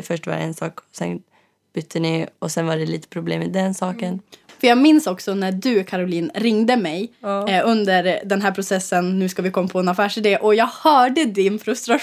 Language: Swedish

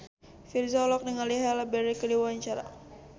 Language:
Sundanese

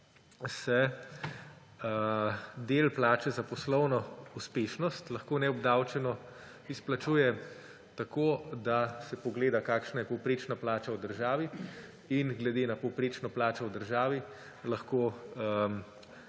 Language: Slovenian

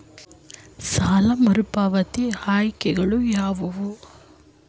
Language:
Kannada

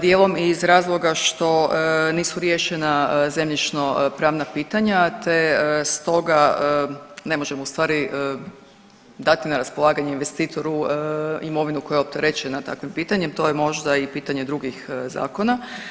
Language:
Croatian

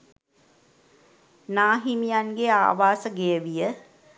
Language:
Sinhala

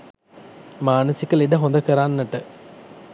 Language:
Sinhala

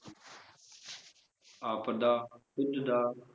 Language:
Punjabi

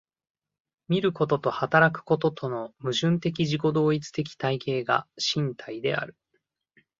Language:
Japanese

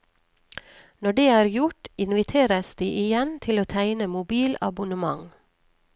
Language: Norwegian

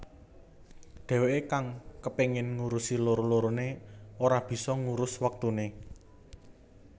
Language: Javanese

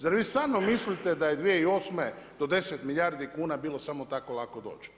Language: Croatian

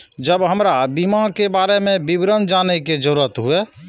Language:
Maithili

